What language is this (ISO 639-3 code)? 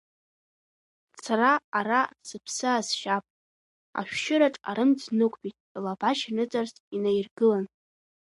abk